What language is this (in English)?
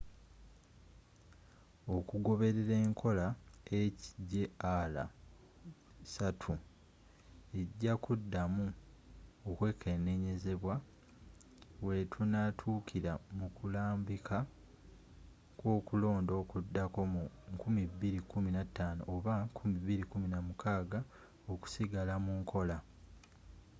Ganda